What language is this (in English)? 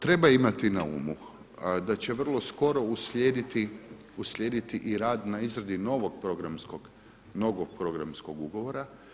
Croatian